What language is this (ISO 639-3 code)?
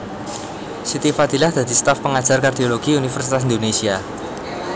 jav